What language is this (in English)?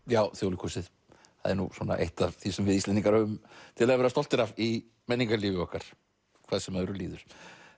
Icelandic